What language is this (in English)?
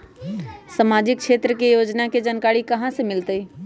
Magahi